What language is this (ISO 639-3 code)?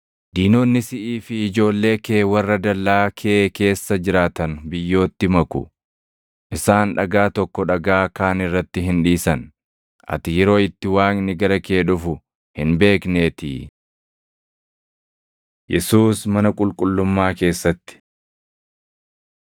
orm